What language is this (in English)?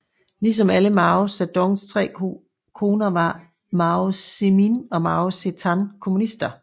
Danish